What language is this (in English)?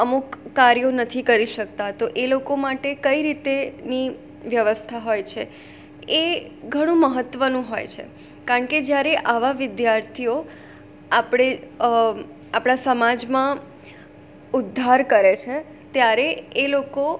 Gujarati